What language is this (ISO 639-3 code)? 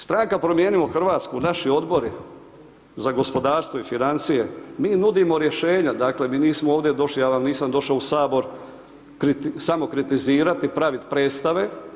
hrv